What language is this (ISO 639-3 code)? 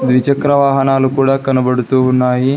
tel